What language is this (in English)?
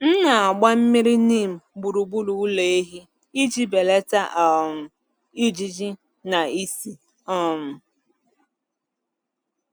Igbo